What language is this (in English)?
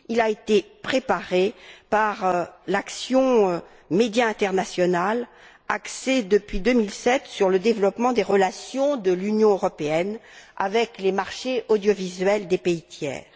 French